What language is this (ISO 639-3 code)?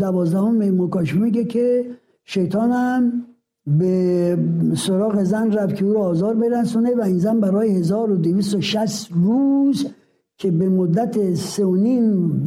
fas